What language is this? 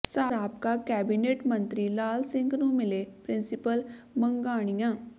Punjabi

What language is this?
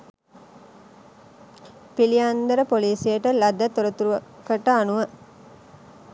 Sinhala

